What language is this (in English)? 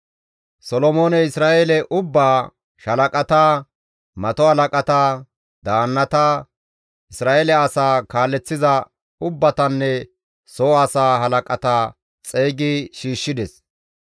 Gamo